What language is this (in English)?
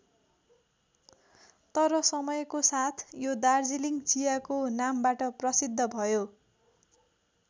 Nepali